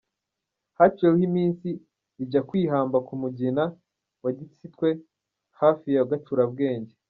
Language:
Kinyarwanda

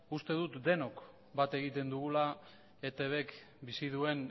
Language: Basque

